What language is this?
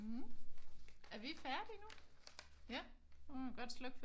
Danish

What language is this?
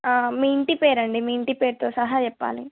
Telugu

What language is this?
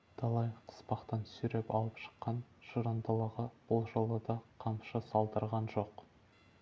Kazakh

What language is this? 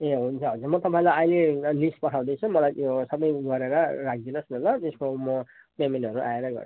Nepali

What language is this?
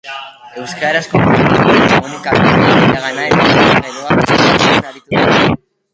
Basque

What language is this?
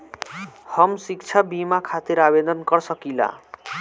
Bhojpuri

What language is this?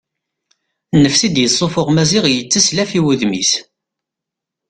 Kabyle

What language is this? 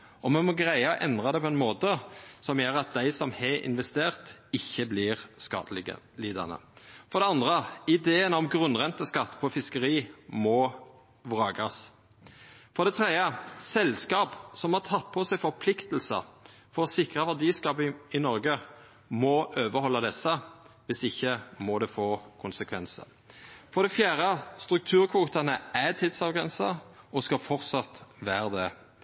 Norwegian Nynorsk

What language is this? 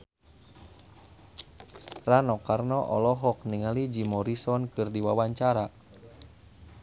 Sundanese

